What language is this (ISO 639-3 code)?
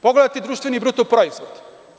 srp